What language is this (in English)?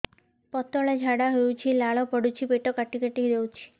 Odia